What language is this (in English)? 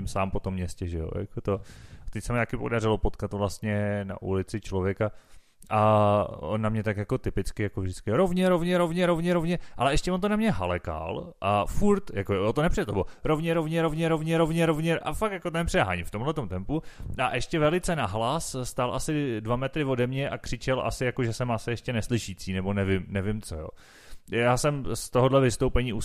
Czech